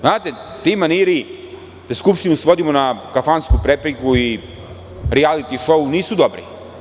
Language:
Serbian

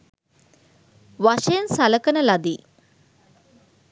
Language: Sinhala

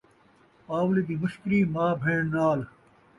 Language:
Saraiki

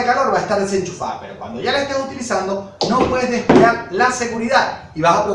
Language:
Spanish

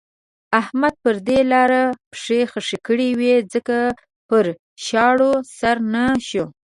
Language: Pashto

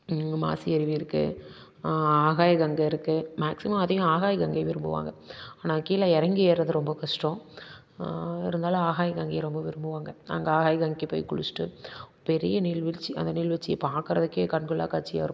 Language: Tamil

